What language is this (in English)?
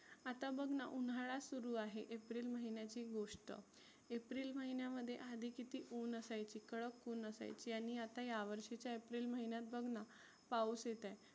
Marathi